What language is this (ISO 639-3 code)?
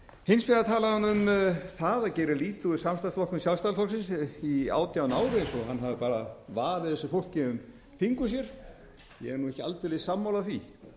isl